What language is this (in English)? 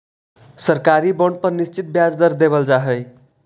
Magahi